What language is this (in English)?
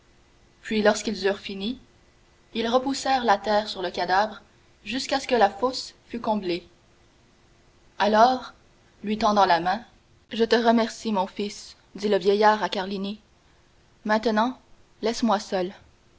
French